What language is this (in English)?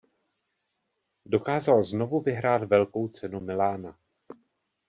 Czech